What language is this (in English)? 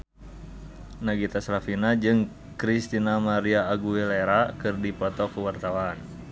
Sundanese